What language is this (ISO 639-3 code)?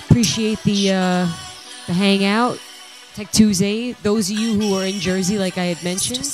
eng